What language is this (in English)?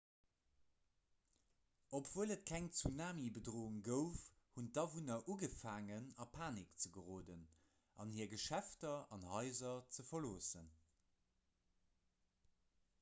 Luxembourgish